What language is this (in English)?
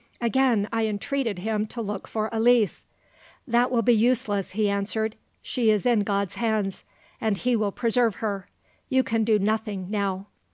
English